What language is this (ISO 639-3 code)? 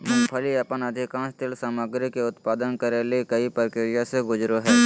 mag